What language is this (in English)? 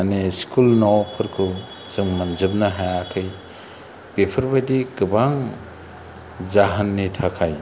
Bodo